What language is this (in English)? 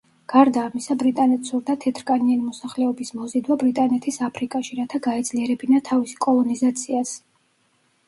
Georgian